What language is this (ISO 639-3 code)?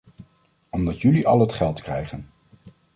nld